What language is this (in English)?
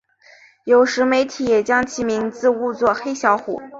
Chinese